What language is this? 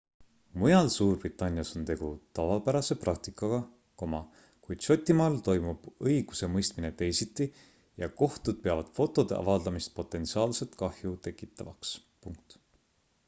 Estonian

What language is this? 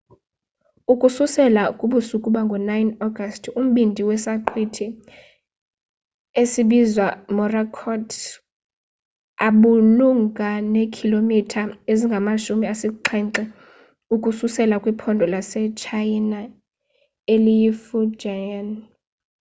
Xhosa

